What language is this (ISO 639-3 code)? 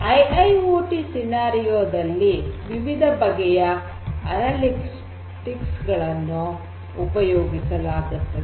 kan